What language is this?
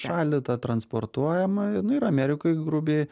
Lithuanian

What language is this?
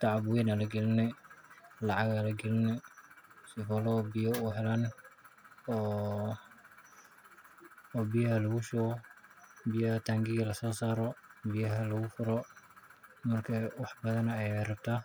Somali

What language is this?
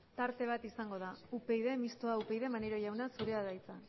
Basque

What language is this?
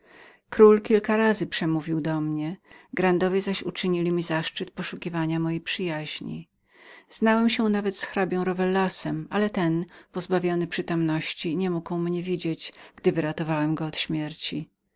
Polish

